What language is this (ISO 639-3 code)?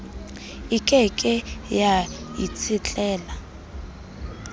sot